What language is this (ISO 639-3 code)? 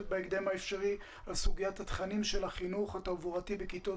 heb